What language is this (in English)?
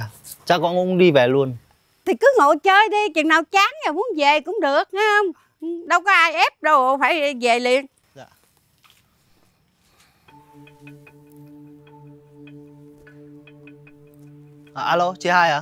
Vietnamese